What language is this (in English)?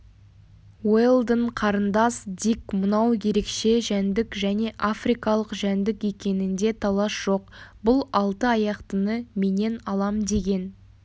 Kazakh